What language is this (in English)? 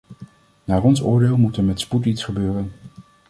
Dutch